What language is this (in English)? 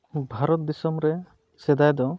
Santali